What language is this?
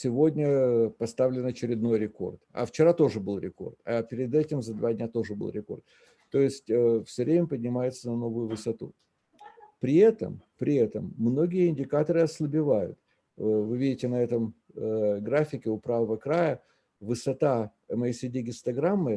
Russian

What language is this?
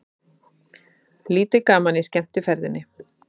Icelandic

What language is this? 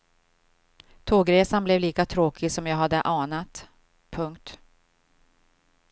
Swedish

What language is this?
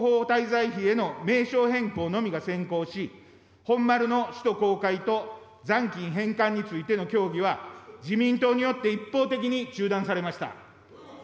Japanese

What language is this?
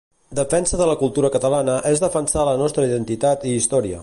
Catalan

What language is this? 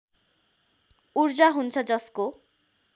Nepali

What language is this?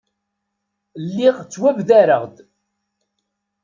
Kabyle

